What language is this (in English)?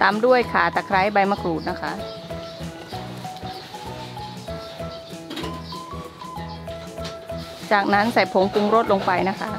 Thai